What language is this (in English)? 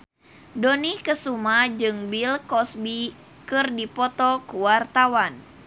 Sundanese